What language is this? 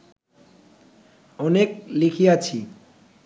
Bangla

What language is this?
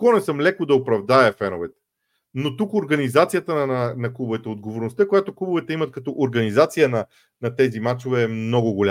Bulgarian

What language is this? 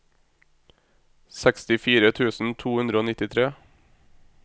Norwegian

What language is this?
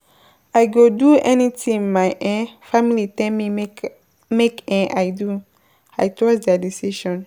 Nigerian Pidgin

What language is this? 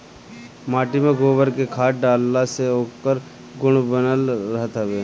Bhojpuri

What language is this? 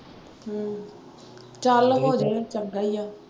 Punjabi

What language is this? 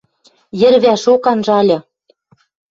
Western Mari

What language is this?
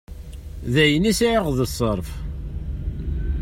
Kabyle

